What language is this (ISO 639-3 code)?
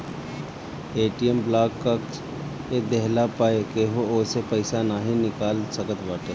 bho